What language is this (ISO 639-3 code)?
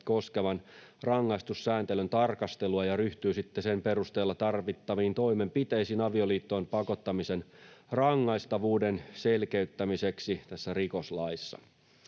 fin